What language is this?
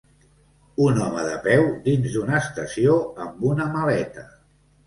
Catalan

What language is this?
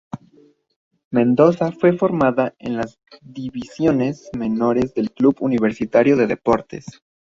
Spanish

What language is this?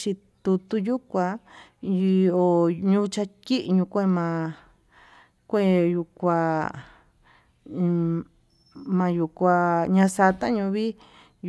Tututepec Mixtec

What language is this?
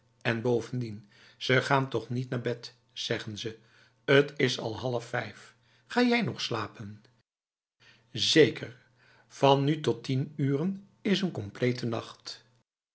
Dutch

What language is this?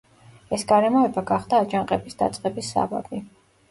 Georgian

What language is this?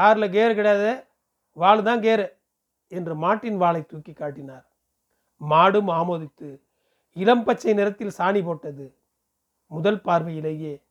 Tamil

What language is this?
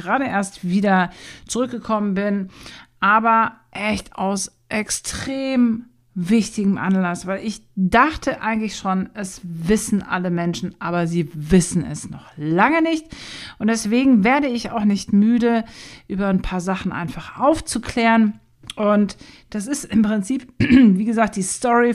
German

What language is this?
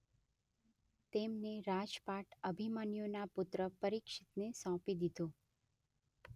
Gujarati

